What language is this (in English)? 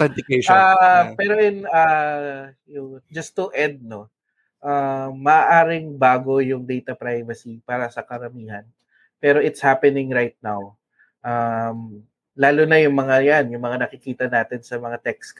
Filipino